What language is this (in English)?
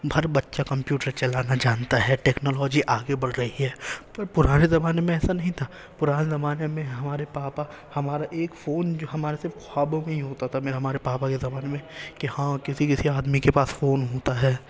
Urdu